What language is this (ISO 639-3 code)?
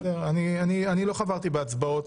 heb